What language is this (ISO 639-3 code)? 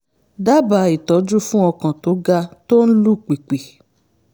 yor